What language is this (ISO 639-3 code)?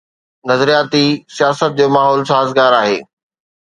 snd